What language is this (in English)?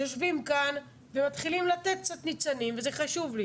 Hebrew